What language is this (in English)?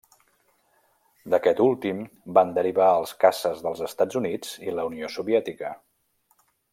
Catalan